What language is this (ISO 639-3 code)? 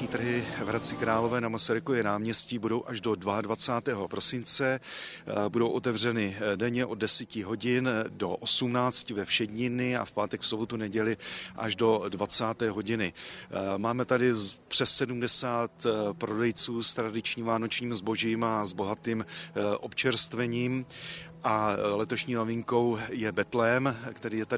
ces